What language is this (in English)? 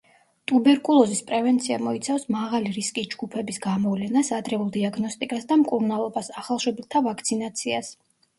Georgian